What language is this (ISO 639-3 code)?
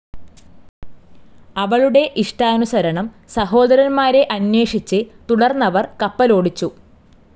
mal